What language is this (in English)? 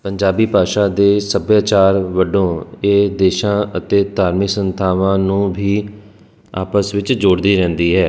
Punjabi